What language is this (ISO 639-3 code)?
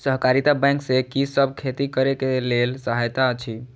mai